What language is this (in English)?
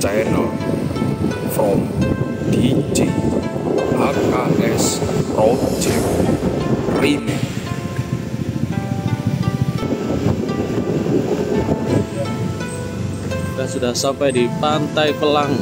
Indonesian